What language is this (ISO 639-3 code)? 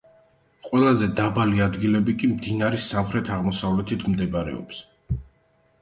kat